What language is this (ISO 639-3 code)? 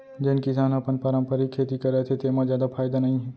hne